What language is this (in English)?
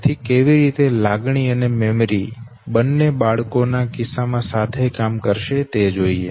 Gujarati